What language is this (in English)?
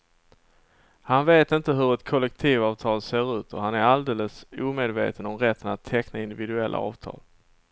Swedish